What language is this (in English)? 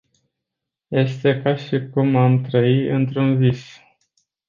Romanian